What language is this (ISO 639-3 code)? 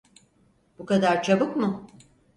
tur